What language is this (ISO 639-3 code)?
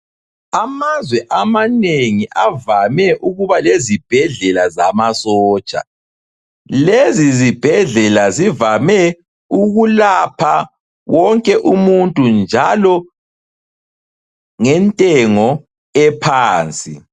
nde